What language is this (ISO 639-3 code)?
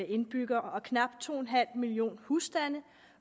dan